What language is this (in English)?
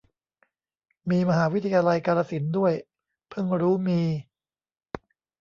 Thai